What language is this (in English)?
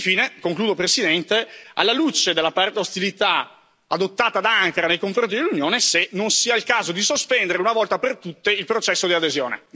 Italian